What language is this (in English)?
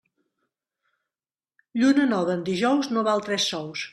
Catalan